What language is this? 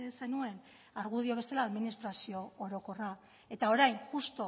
Basque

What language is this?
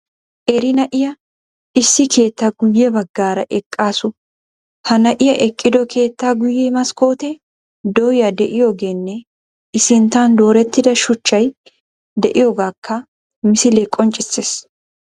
Wolaytta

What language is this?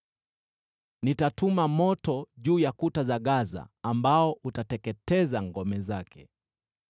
Swahili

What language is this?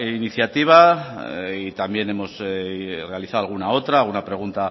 Spanish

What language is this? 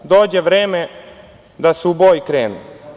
Serbian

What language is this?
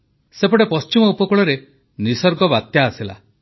Odia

